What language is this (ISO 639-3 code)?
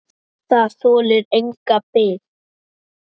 isl